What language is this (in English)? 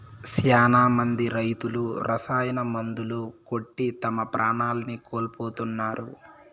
Telugu